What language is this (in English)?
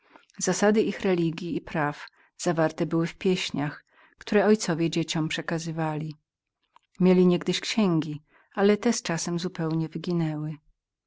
Polish